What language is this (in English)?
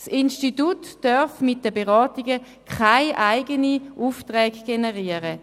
Swiss German